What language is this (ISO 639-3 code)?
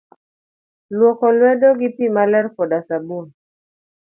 luo